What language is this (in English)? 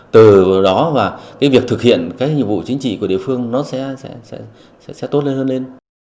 Vietnamese